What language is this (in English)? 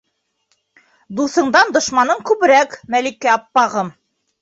Bashkir